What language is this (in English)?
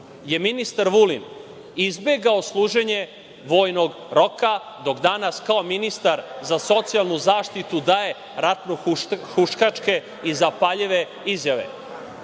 Serbian